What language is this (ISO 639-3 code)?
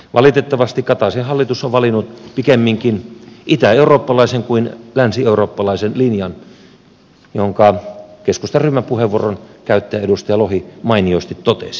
fin